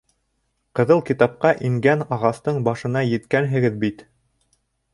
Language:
Bashkir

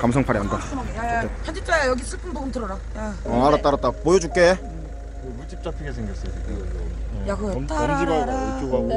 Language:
Korean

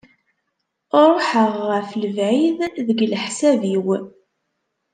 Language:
Kabyle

